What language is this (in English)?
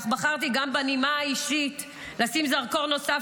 Hebrew